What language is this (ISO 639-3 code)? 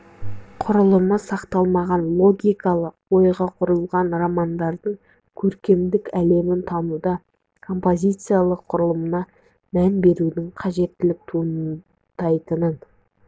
kaz